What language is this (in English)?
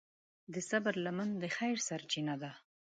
Pashto